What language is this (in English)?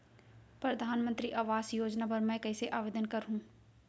Chhattisgarhi